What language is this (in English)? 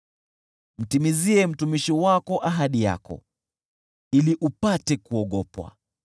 Swahili